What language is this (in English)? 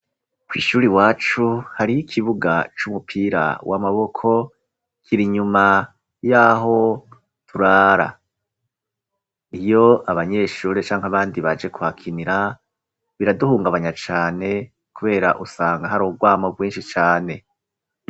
Rundi